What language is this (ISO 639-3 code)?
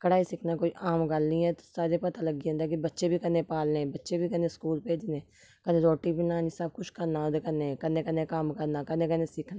doi